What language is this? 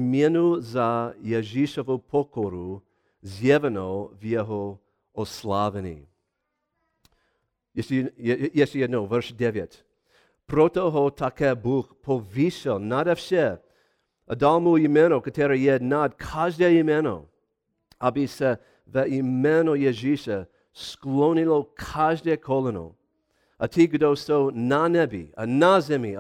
Czech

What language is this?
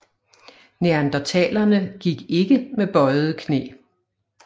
Danish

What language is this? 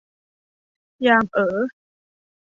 Thai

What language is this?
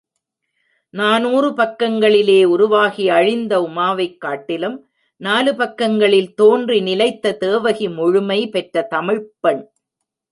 Tamil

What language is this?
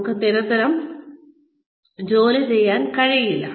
Malayalam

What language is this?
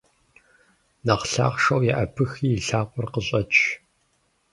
Kabardian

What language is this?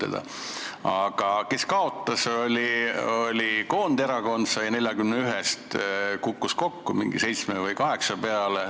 Estonian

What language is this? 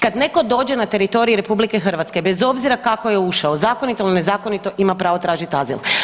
Croatian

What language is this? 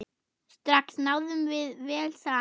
Icelandic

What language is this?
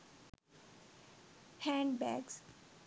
Sinhala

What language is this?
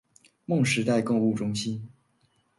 Chinese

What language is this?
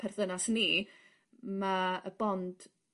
Welsh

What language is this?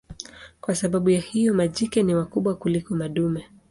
Swahili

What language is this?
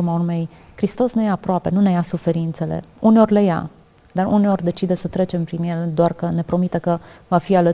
Romanian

